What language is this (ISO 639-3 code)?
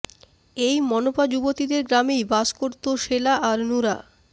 ben